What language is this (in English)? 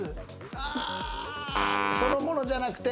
Japanese